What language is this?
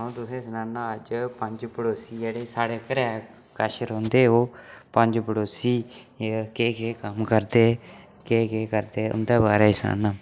Dogri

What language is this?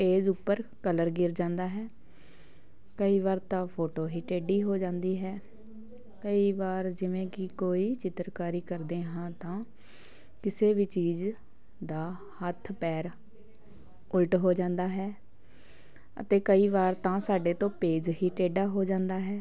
Punjabi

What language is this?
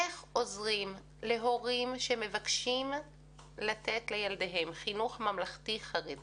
Hebrew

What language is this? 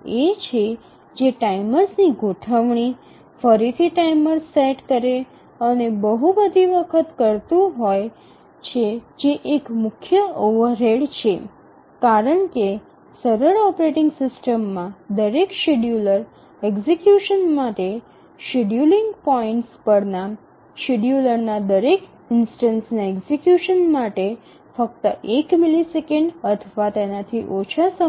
Gujarati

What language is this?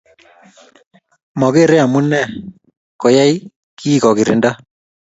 Kalenjin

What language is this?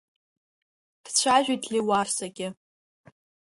Abkhazian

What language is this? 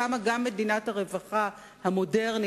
Hebrew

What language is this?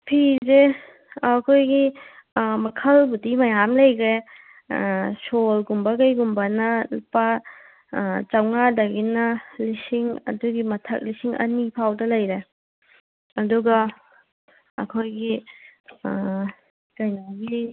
Manipuri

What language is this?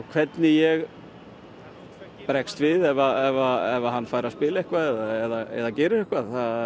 Icelandic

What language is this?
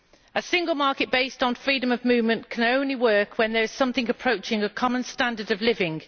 English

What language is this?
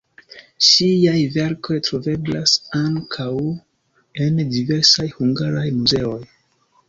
Esperanto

